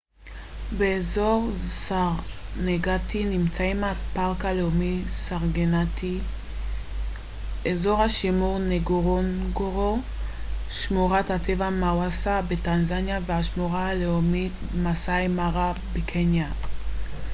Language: Hebrew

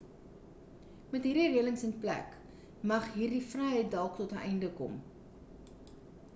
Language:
Afrikaans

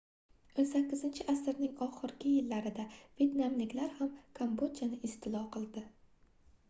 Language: Uzbek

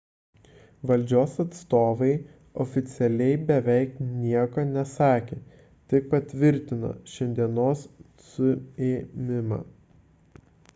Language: Lithuanian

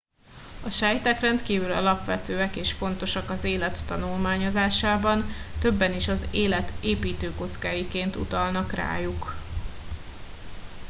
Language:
Hungarian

